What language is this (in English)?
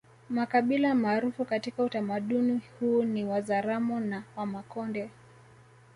Swahili